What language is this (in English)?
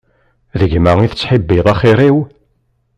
Kabyle